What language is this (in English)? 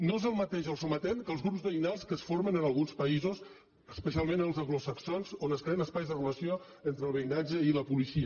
Catalan